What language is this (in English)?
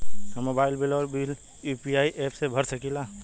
Bhojpuri